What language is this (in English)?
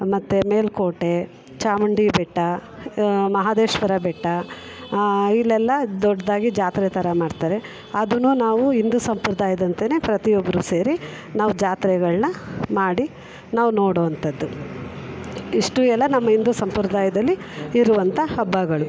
Kannada